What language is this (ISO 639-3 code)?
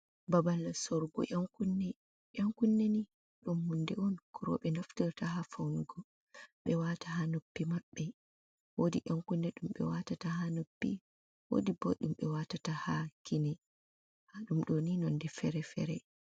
ful